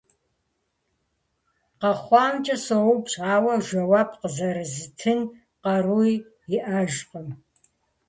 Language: Kabardian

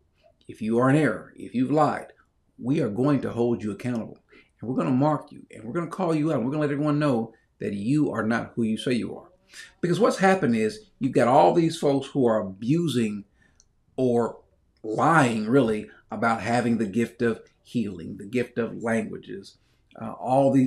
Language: English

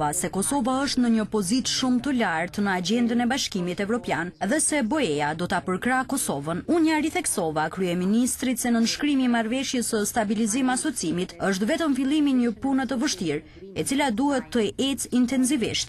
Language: Romanian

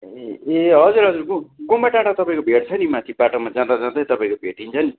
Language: Nepali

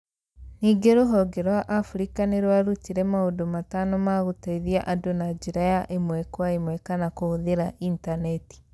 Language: Kikuyu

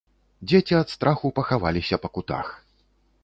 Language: Belarusian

